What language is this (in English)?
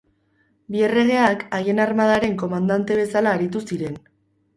Basque